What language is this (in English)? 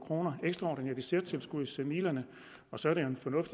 Danish